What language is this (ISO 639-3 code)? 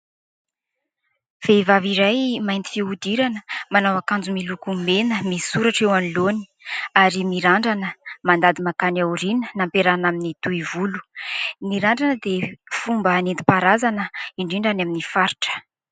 mlg